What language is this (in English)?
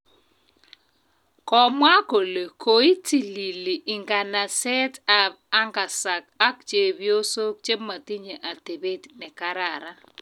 Kalenjin